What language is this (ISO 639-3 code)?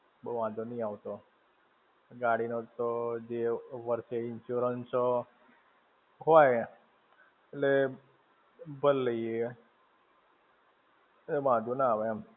guj